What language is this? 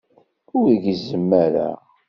Kabyle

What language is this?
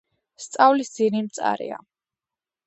Georgian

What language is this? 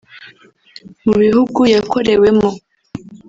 Kinyarwanda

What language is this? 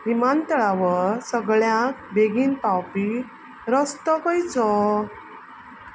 Konkani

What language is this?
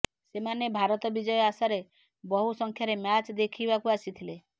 Odia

